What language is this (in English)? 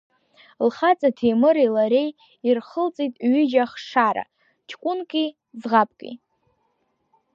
Abkhazian